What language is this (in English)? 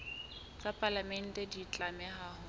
Southern Sotho